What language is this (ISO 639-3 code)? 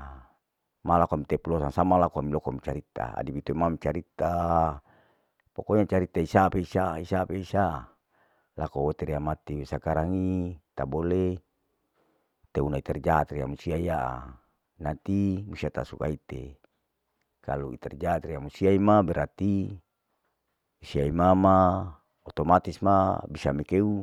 alo